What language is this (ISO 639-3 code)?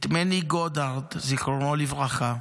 heb